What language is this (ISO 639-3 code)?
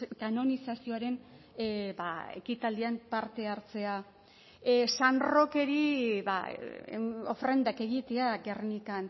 eus